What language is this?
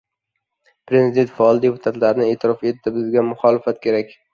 Uzbek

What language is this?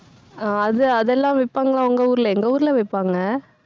Tamil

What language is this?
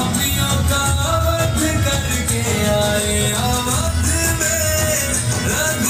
Arabic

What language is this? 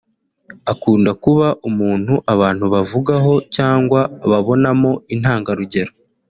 Kinyarwanda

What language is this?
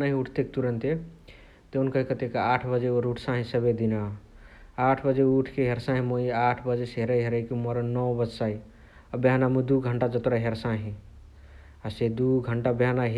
Chitwania Tharu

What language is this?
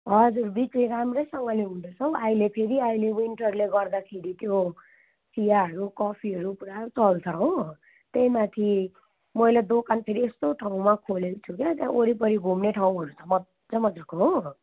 Nepali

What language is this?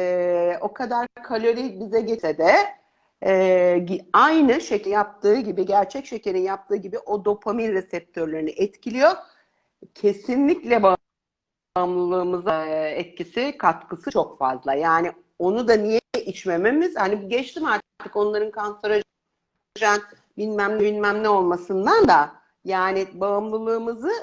Turkish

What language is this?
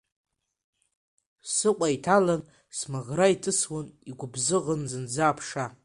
Abkhazian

